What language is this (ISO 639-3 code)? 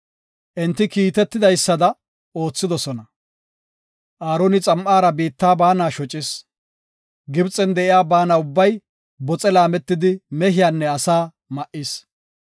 gof